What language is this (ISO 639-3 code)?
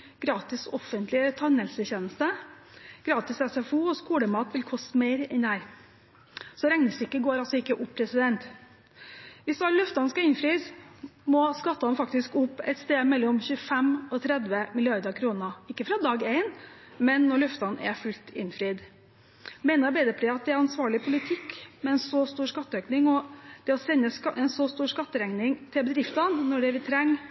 nob